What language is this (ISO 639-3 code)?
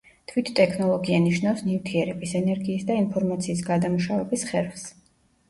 kat